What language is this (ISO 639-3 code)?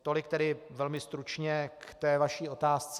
ces